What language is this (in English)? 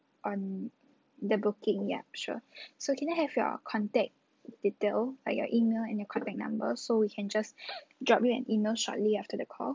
English